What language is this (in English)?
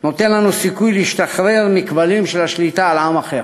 Hebrew